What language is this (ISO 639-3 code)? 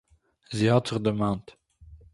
yid